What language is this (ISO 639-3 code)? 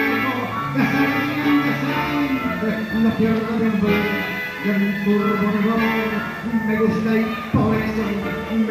ara